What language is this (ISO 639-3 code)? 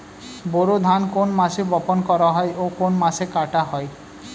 ben